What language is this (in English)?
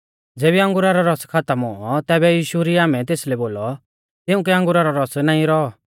Mahasu Pahari